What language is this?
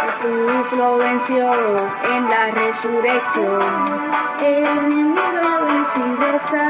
Spanish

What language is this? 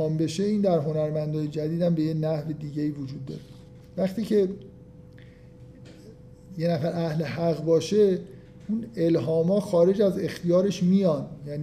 Persian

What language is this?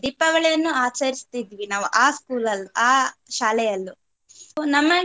Kannada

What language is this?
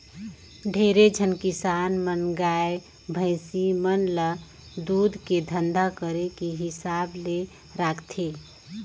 Chhattisgarhi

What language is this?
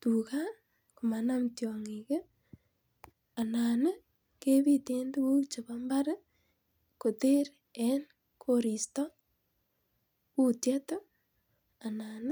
Kalenjin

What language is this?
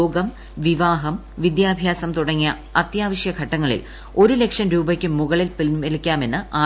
Malayalam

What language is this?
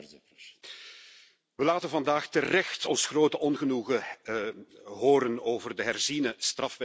Dutch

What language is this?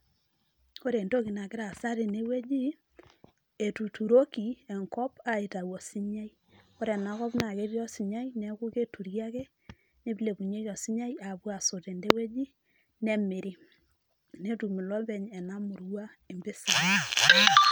Masai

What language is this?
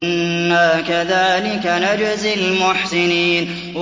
Arabic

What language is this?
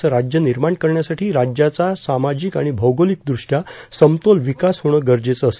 Marathi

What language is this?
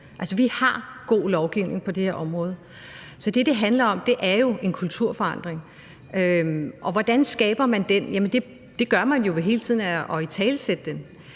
Danish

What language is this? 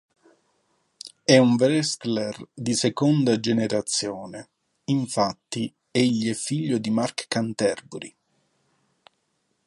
Italian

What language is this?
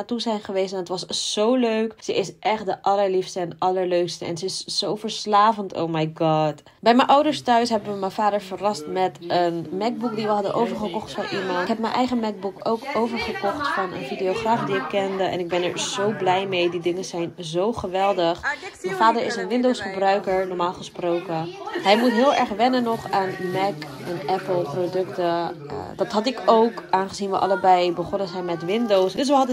Dutch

